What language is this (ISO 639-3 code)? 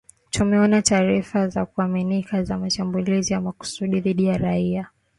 swa